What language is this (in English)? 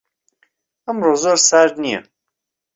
Central Kurdish